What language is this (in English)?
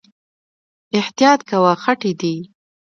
Pashto